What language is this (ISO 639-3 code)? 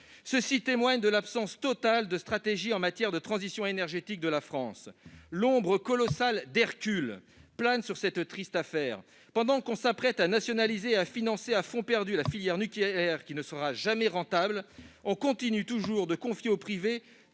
fra